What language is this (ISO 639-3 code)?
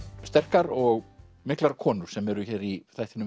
isl